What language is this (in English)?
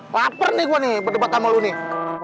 Indonesian